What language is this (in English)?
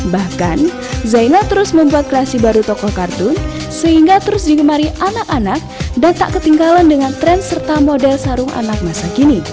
Indonesian